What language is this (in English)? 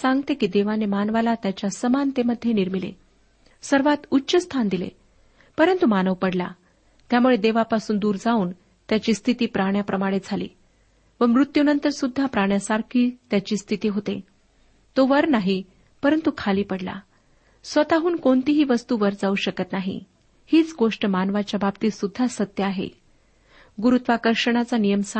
Marathi